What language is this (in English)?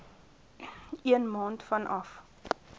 Afrikaans